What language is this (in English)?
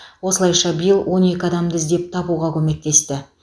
Kazakh